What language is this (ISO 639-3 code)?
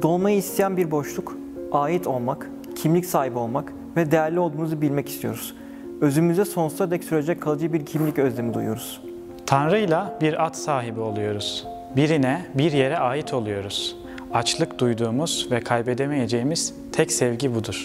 tur